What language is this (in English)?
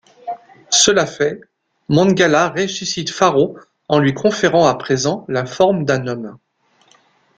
French